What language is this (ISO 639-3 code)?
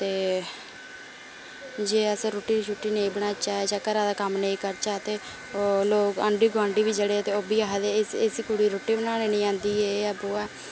doi